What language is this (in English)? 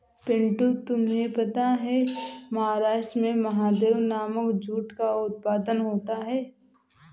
Hindi